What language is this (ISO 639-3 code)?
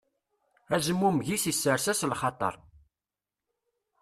kab